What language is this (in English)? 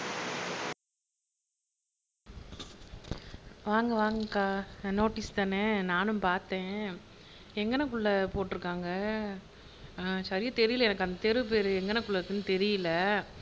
Tamil